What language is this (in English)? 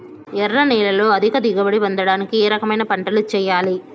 Telugu